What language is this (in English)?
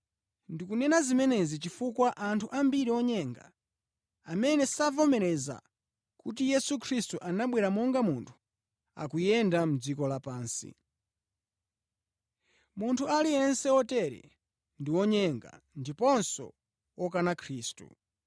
Nyanja